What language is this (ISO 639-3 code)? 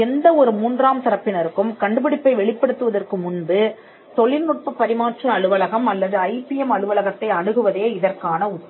tam